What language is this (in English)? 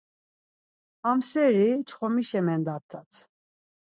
Laz